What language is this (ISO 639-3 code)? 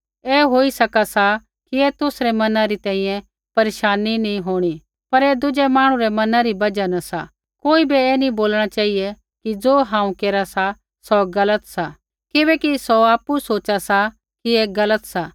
kfx